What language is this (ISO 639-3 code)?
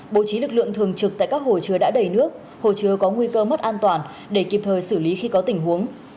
vie